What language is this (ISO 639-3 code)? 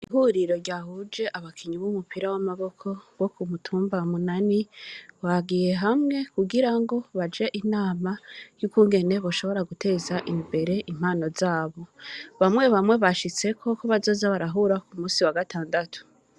run